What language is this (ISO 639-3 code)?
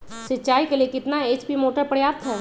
mag